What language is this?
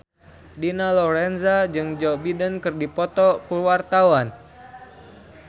Sundanese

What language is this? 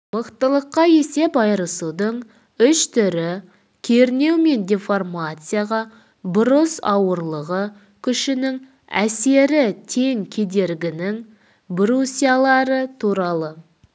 Kazakh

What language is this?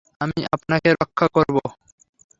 Bangla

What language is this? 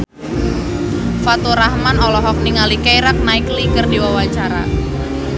Sundanese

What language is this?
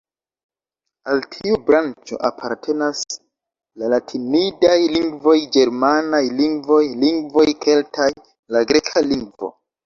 Esperanto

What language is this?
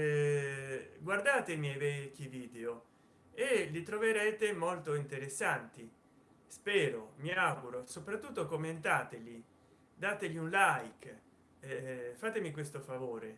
Italian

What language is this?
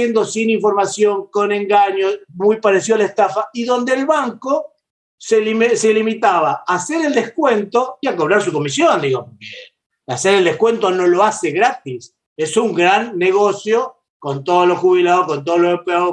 Spanish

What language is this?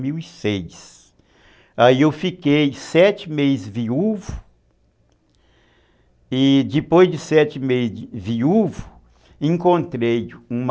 Portuguese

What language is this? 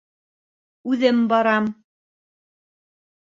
Bashkir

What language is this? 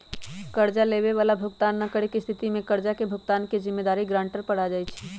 Magahi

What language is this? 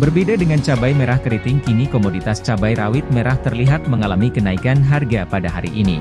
Indonesian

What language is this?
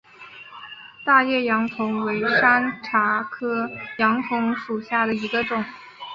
Chinese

